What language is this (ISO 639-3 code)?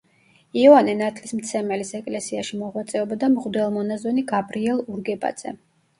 kat